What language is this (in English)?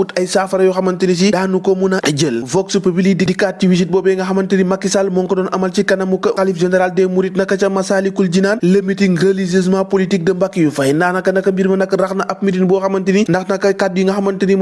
Indonesian